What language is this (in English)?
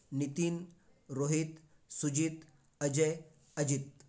Marathi